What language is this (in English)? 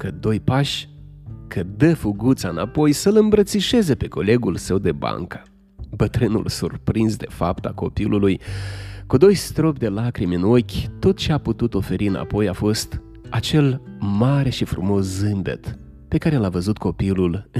Romanian